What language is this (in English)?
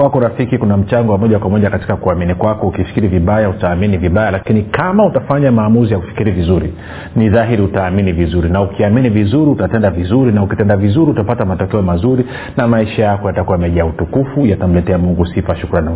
Swahili